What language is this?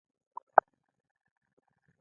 Pashto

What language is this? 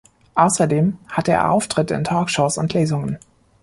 German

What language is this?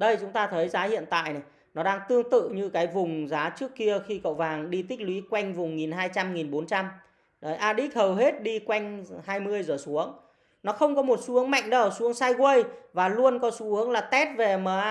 Vietnamese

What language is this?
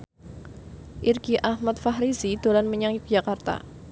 Javanese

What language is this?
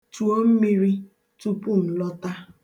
Igbo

